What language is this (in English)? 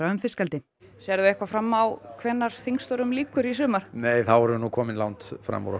Icelandic